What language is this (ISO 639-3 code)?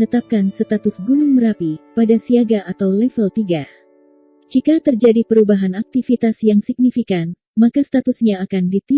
ind